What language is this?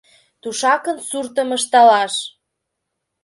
Mari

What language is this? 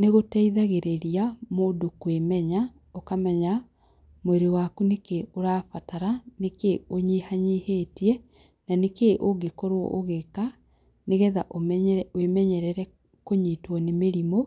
Kikuyu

